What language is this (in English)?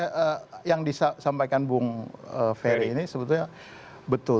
Indonesian